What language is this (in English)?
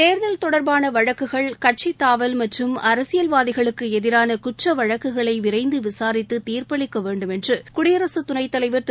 Tamil